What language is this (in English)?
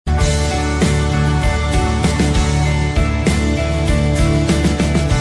Indonesian